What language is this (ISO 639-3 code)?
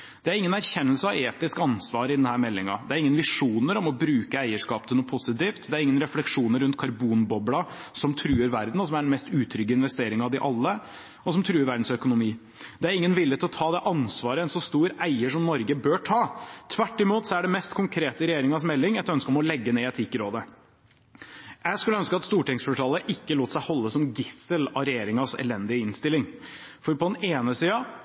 nob